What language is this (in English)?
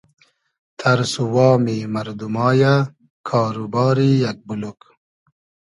Hazaragi